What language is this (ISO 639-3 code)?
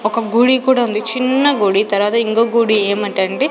tel